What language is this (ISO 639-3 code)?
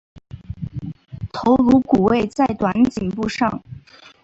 zho